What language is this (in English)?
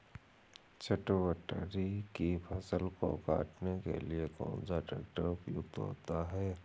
Hindi